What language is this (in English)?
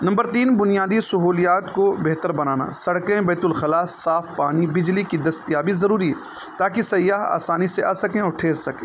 Urdu